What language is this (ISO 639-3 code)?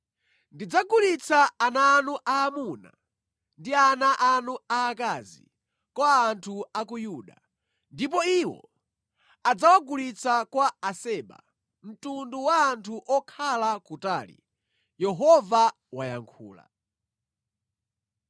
nya